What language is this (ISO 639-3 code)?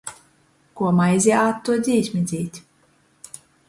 ltg